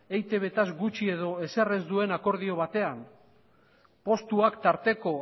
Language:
Basque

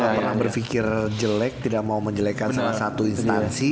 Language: Indonesian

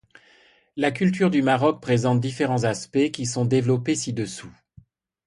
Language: French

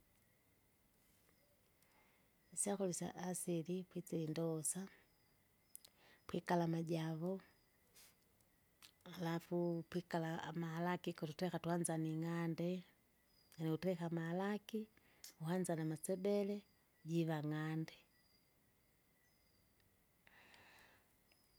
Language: Kinga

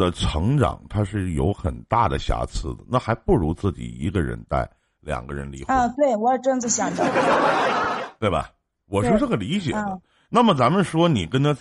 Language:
Chinese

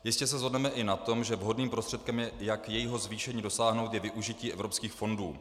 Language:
Czech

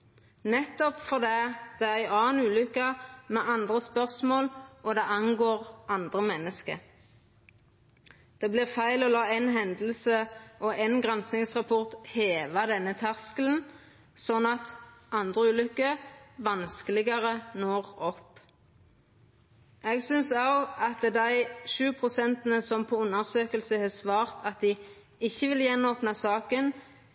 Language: Norwegian Nynorsk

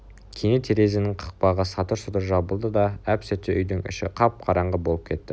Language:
Kazakh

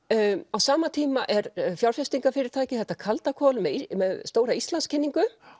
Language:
Icelandic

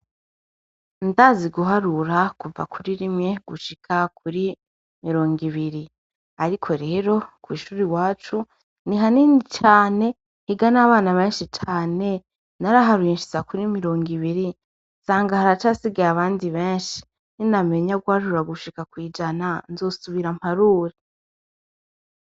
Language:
Rundi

